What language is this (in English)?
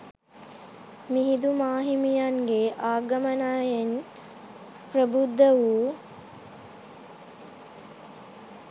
Sinhala